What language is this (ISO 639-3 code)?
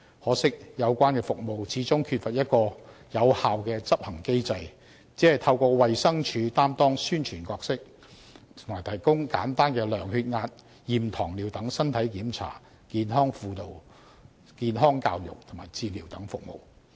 yue